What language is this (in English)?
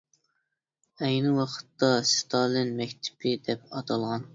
Uyghur